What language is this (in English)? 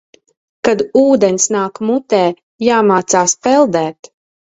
Latvian